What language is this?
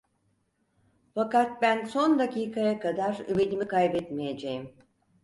Turkish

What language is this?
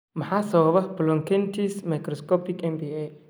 Somali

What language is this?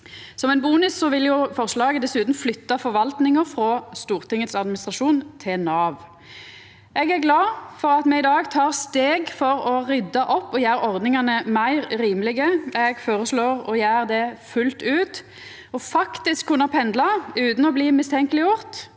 Norwegian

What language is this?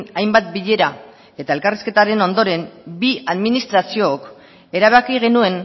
Basque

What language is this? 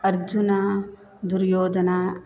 Sanskrit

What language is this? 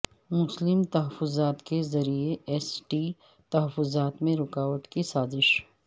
Urdu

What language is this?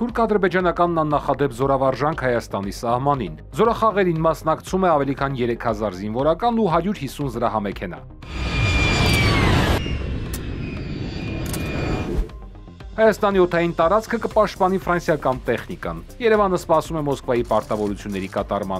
Turkish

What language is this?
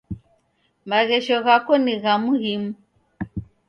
Taita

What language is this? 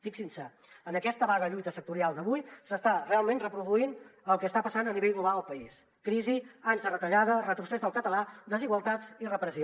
Catalan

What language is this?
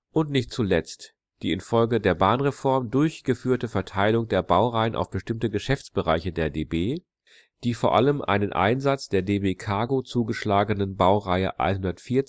German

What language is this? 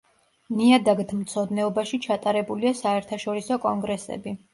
Georgian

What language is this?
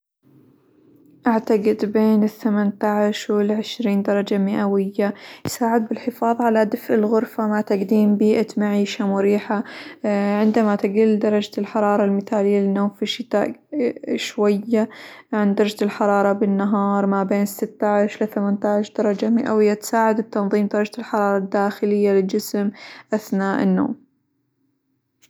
Hijazi Arabic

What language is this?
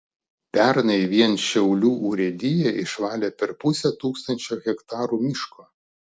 Lithuanian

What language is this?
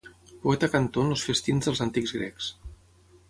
Catalan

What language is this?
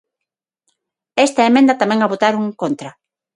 Galician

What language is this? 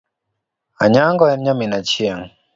Luo (Kenya and Tanzania)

